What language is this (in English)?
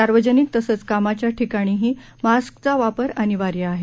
Marathi